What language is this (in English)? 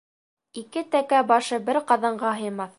Bashkir